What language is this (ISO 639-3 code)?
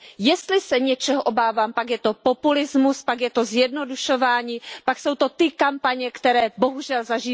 ces